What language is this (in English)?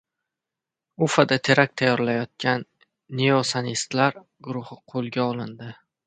Uzbek